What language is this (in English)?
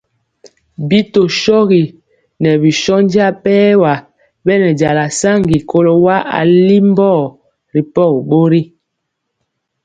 Mpiemo